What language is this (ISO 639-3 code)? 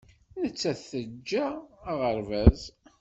kab